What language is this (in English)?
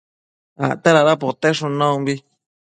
Matsés